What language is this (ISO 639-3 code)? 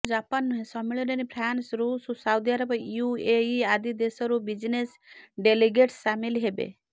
ori